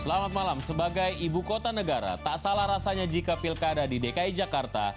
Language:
Indonesian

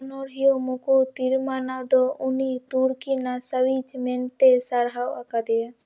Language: Santali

